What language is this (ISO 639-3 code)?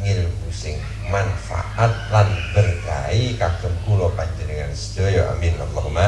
ind